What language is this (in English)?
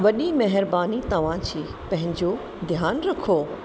Sindhi